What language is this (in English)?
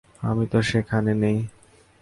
Bangla